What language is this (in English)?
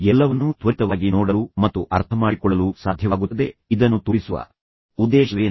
Kannada